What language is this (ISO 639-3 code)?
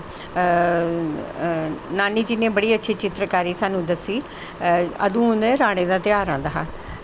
doi